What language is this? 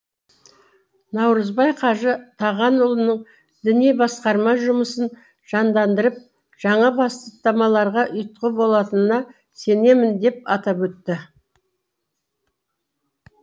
Kazakh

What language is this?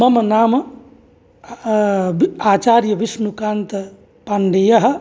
Sanskrit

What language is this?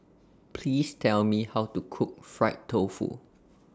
English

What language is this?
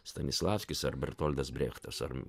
Lithuanian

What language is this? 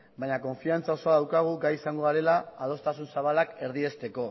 Basque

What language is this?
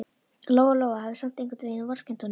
Icelandic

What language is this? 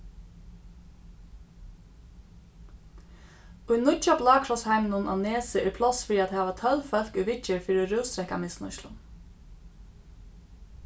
Faroese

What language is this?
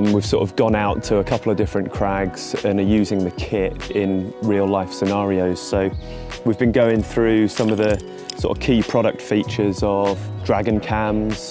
English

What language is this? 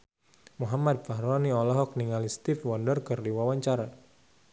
Sundanese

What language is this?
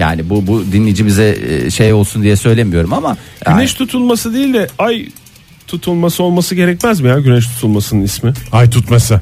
Turkish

